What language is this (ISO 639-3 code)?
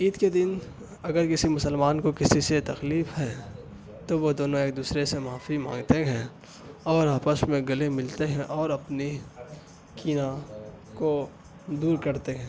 urd